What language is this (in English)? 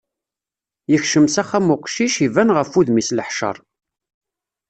Kabyle